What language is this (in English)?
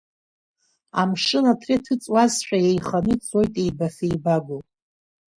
Abkhazian